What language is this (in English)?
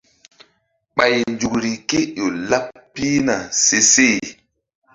Mbum